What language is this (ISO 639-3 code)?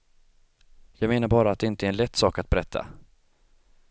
swe